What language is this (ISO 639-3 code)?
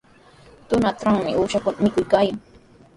qws